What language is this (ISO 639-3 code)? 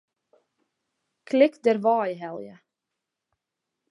fry